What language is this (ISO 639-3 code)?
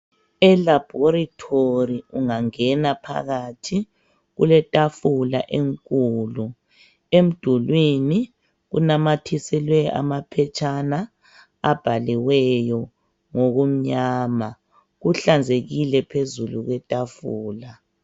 nde